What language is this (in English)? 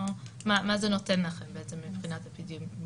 Hebrew